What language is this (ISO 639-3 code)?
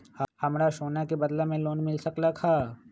mag